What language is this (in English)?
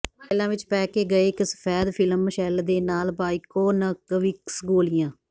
Punjabi